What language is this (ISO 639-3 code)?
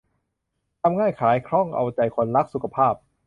tha